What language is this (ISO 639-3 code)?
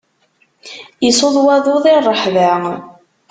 kab